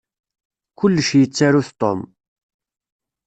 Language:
Kabyle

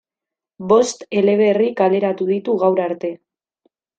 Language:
Basque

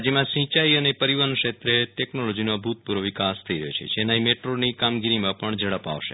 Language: Gujarati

